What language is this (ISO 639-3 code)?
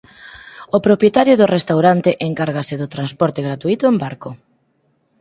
glg